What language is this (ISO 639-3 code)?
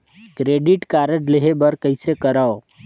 hne